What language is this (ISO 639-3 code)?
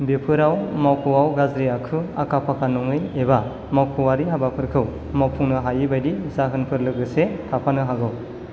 brx